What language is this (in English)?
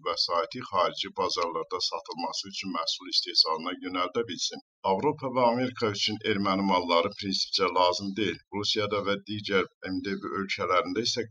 Turkish